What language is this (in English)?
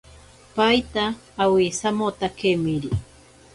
Ashéninka Perené